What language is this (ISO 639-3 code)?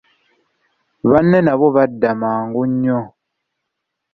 lug